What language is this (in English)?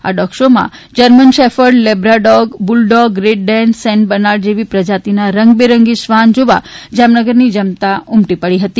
Gujarati